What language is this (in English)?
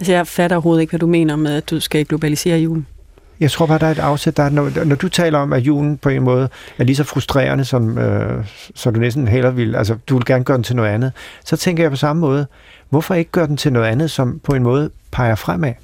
Danish